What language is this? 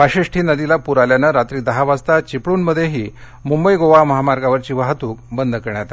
Marathi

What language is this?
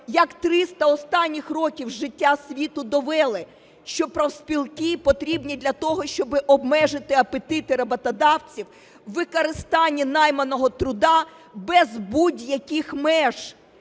Ukrainian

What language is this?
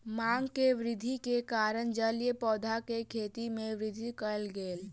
Maithili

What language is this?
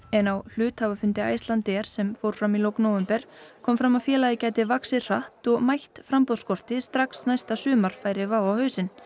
Icelandic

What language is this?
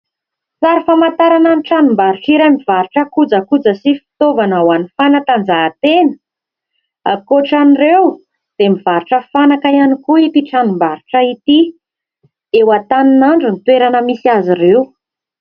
Malagasy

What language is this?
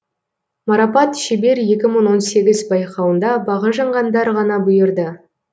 Kazakh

